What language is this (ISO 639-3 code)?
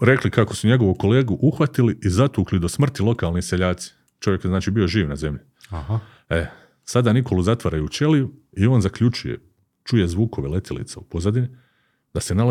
hrv